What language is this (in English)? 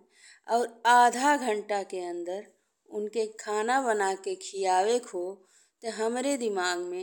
Bhojpuri